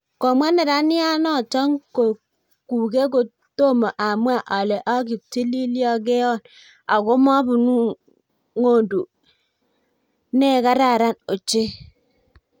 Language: Kalenjin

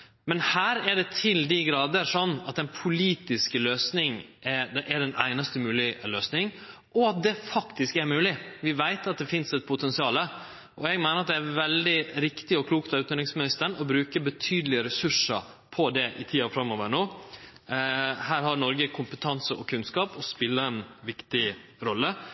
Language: Norwegian Nynorsk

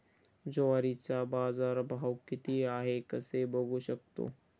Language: Marathi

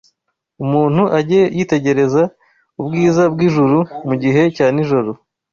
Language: Kinyarwanda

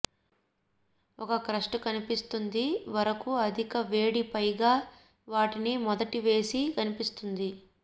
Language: Telugu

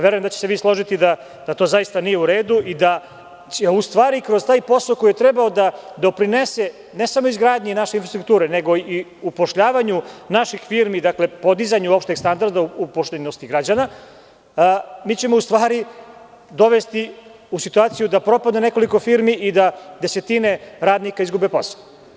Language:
Serbian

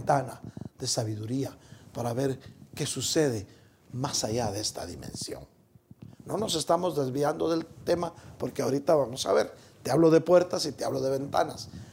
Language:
Spanish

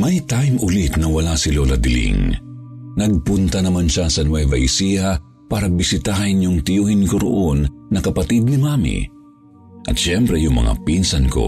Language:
Filipino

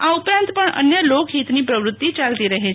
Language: Gujarati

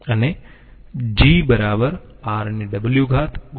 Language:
Gujarati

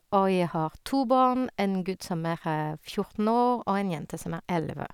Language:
Norwegian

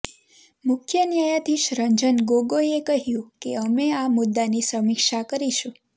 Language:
Gujarati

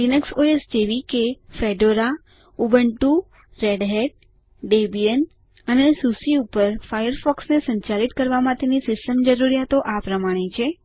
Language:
Gujarati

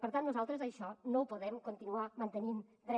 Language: Catalan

